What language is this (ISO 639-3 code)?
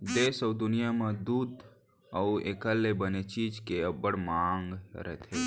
hne